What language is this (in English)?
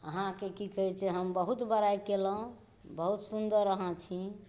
Maithili